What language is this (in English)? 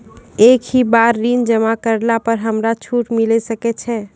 Maithili